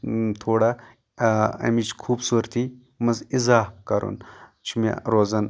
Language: Kashmiri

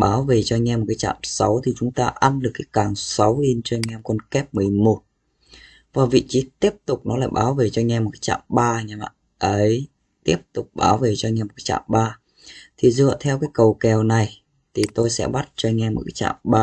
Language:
Vietnamese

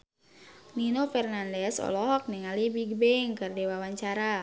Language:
Sundanese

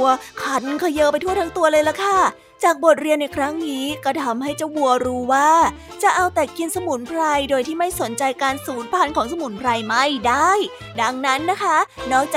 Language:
Thai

